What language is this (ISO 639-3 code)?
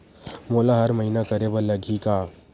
hne